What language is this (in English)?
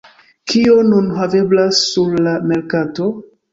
Esperanto